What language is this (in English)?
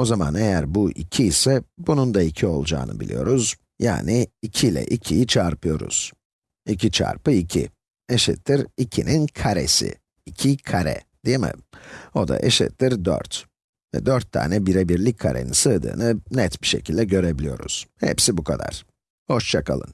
Turkish